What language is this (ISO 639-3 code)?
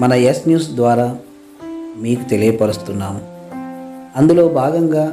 tel